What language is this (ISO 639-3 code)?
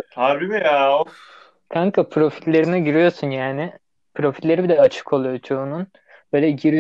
tur